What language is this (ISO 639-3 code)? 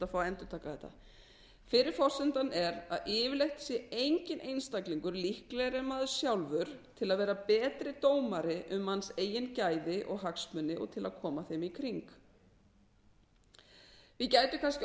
isl